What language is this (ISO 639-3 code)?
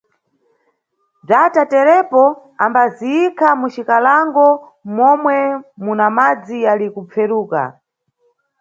nyu